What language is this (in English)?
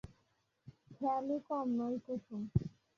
Bangla